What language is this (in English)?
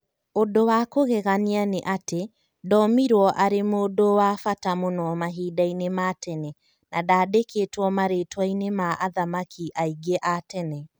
Kikuyu